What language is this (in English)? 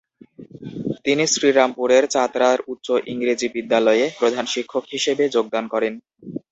Bangla